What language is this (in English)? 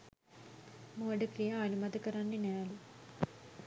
Sinhala